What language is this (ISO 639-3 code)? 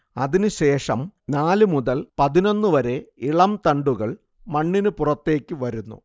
mal